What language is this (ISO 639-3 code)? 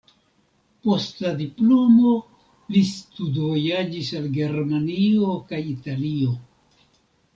epo